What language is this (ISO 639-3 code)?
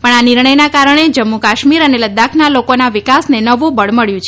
guj